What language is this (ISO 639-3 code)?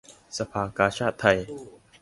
tha